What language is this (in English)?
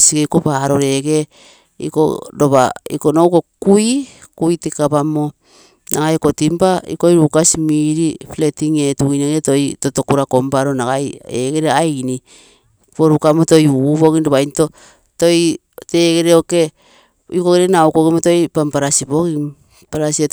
Terei